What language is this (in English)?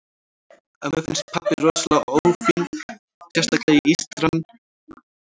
Icelandic